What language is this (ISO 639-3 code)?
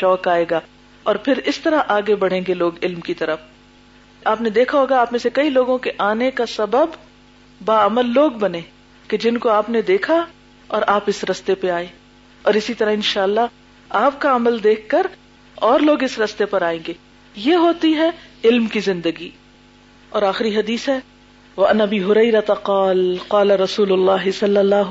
urd